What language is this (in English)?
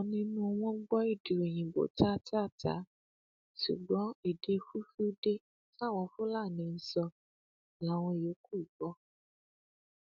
Yoruba